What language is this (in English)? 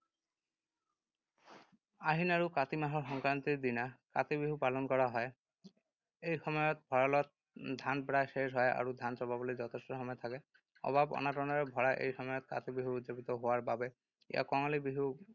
Assamese